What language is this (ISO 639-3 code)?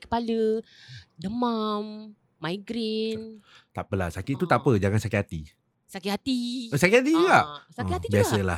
msa